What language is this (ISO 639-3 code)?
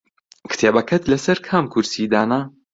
ckb